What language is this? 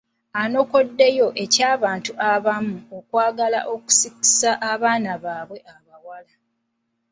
Ganda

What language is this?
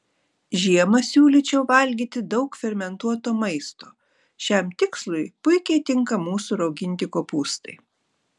Lithuanian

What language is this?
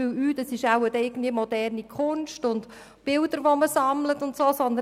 Swiss German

